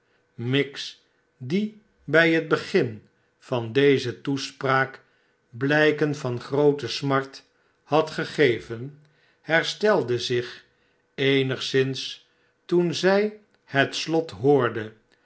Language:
Dutch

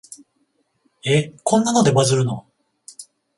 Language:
Japanese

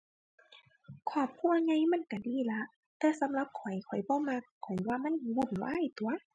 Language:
Thai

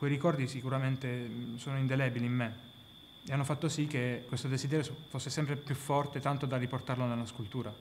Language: Italian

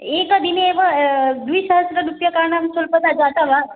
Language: Sanskrit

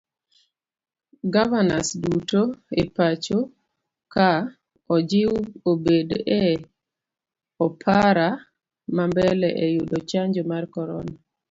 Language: Luo (Kenya and Tanzania)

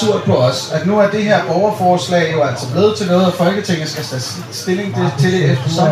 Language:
Danish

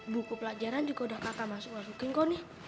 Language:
Indonesian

